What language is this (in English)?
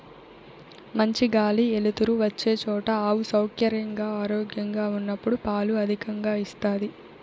Telugu